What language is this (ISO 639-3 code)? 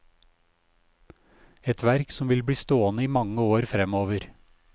nor